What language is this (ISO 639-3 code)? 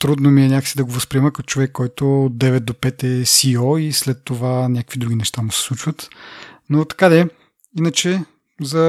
bul